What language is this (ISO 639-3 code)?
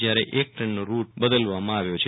guj